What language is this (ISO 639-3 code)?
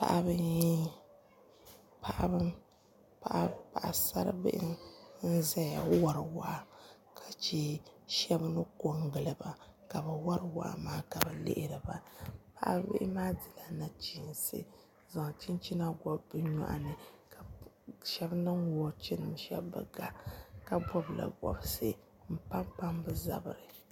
dag